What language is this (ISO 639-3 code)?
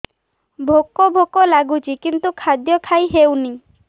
ori